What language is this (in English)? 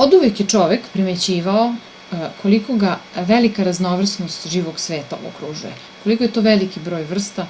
Serbian